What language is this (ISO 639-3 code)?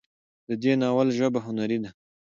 pus